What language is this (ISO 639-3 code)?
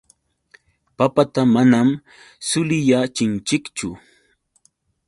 qux